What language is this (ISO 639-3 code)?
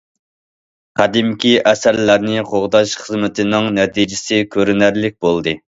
uig